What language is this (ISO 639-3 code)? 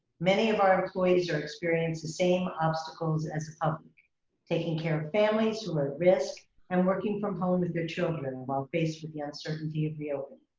eng